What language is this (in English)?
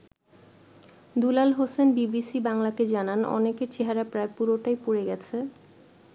Bangla